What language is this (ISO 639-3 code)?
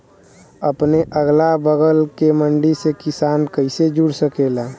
bho